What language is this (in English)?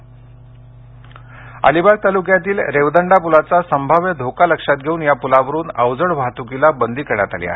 Marathi